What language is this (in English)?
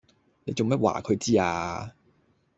Cantonese